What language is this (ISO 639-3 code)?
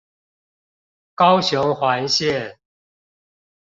zho